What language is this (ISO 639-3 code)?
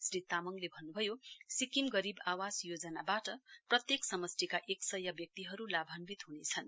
nep